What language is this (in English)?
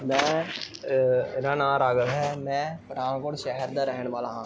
Punjabi